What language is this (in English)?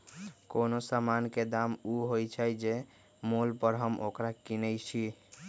Magahi